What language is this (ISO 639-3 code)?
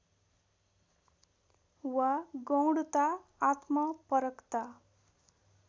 nep